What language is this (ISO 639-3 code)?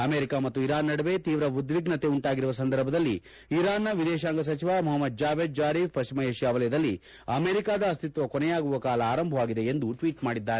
kan